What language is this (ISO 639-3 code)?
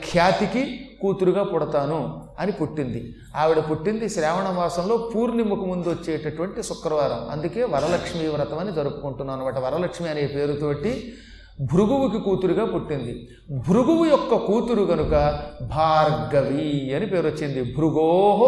tel